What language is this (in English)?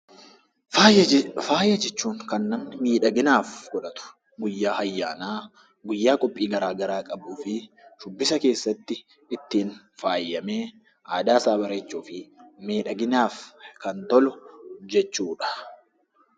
Oromo